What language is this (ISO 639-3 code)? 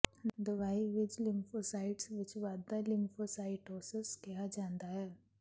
pan